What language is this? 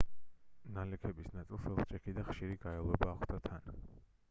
Georgian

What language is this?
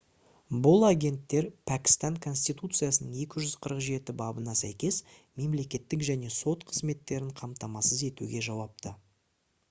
Kazakh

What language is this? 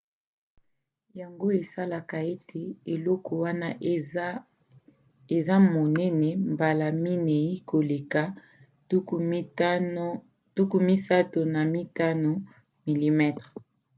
Lingala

